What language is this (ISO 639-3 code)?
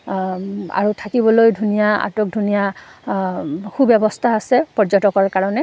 asm